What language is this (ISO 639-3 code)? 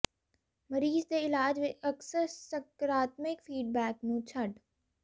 pan